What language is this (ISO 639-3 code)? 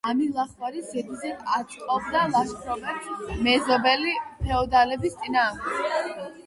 kat